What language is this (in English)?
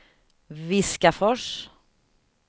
Swedish